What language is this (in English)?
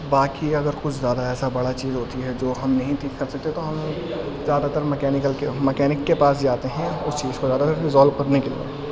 Urdu